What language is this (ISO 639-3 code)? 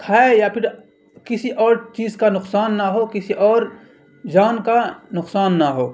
urd